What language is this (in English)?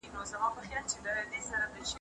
Pashto